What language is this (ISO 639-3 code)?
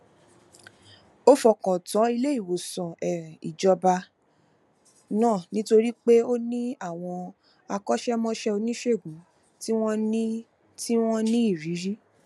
yor